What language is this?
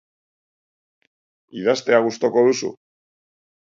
Basque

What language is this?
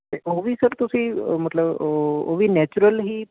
Punjabi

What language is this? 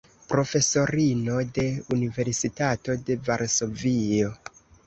Esperanto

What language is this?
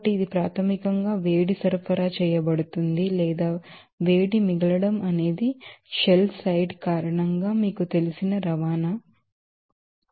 Telugu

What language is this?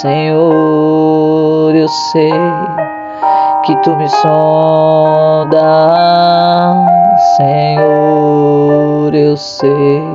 Portuguese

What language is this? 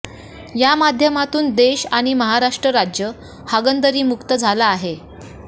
Marathi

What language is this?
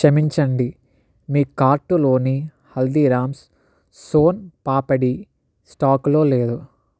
Telugu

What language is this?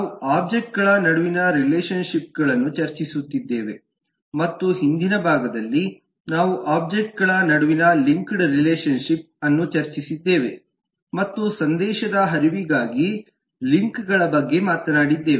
Kannada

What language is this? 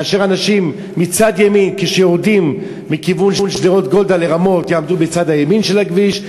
Hebrew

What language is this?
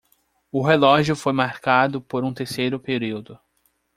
Portuguese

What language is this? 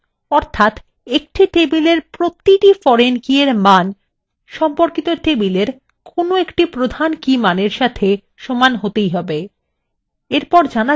Bangla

